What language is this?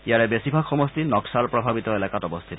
Assamese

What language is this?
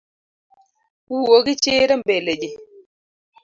Luo (Kenya and Tanzania)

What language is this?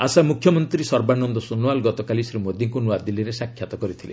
Odia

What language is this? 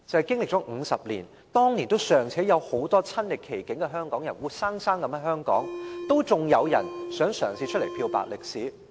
Cantonese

